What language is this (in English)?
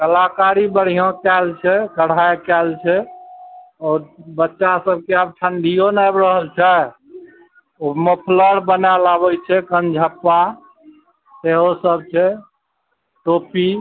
Maithili